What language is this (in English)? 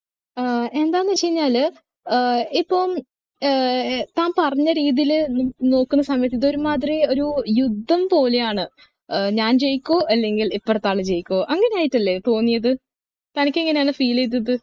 Malayalam